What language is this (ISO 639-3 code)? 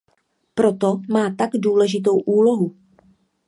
ces